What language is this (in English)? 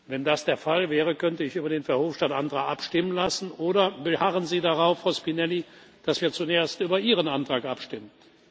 German